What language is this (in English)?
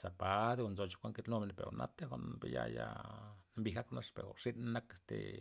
Loxicha Zapotec